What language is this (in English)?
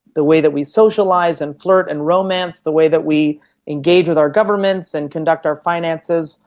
English